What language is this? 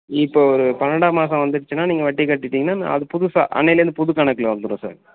Tamil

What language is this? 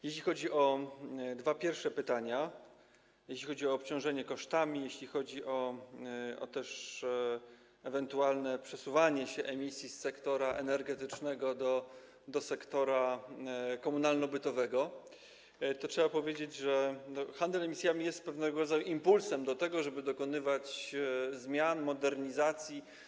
Polish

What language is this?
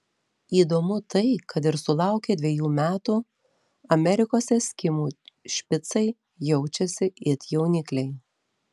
Lithuanian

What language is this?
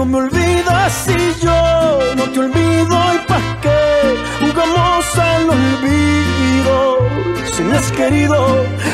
Spanish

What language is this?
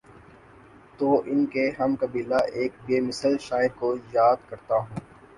Urdu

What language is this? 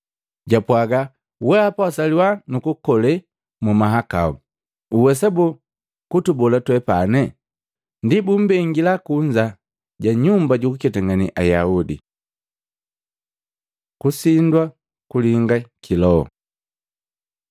Matengo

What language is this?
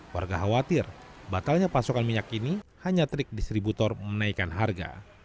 Indonesian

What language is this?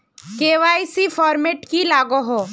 Magahi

